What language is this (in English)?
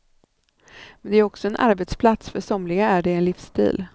Swedish